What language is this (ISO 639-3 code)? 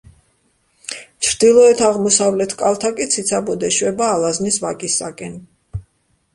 kat